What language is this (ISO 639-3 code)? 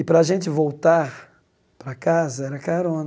por